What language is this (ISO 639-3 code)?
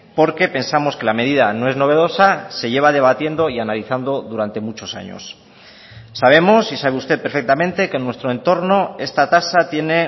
spa